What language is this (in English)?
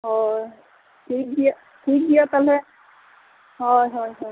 Santali